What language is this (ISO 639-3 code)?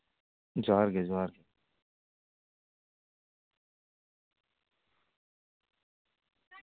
sat